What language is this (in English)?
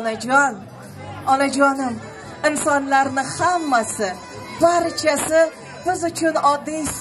Turkish